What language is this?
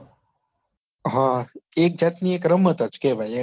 Gujarati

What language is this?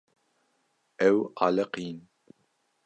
Kurdish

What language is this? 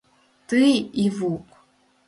Mari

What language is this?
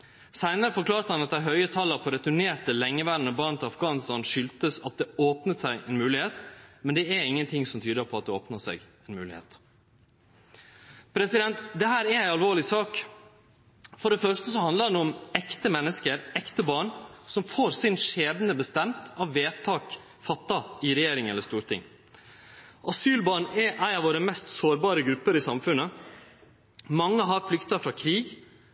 Norwegian Nynorsk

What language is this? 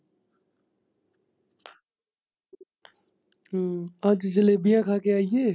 Punjabi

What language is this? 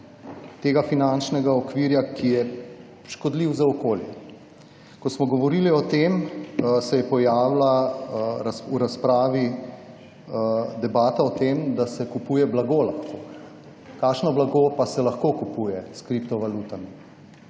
Slovenian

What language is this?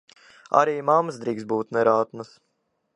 Latvian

